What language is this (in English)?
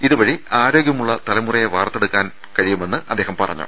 Malayalam